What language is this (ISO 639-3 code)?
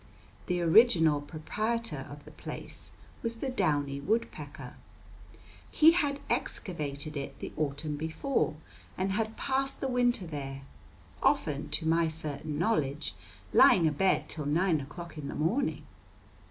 eng